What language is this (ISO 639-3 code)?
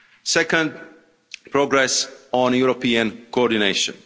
eng